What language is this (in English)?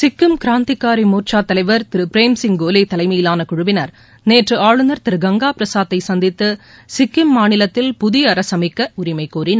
Tamil